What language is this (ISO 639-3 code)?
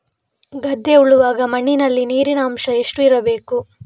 kan